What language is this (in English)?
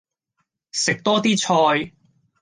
Cantonese